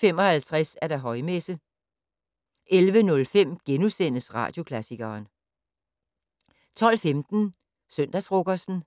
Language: Danish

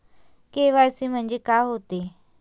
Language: Marathi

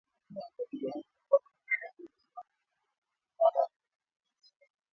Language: Swahili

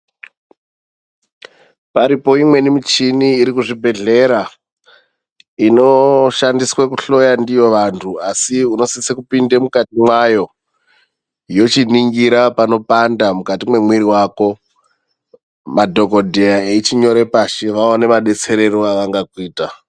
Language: Ndau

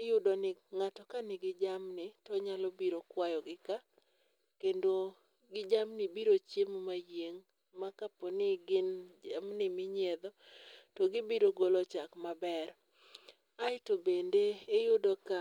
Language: Luo (Kenya and Tanzania)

